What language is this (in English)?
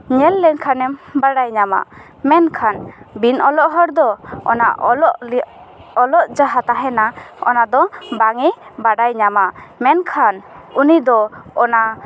Santali